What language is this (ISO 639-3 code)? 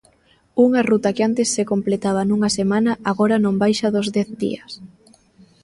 glg